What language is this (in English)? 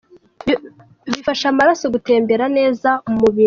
Kinyarwanda